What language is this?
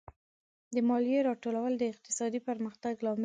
Pashto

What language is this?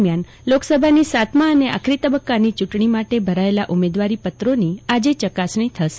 Gujarati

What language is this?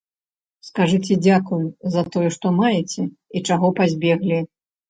Belarusian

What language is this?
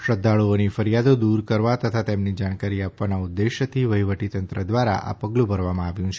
Gujarati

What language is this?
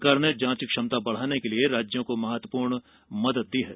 Hindi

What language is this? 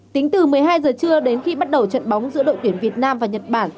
Vietnamese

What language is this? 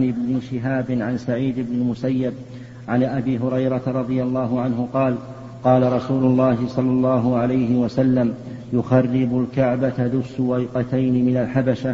Arabic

